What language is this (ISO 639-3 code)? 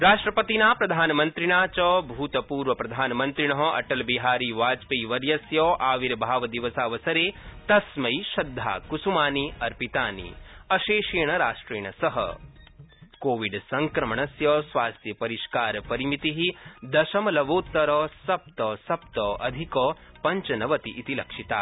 san